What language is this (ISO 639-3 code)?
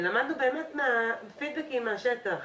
heb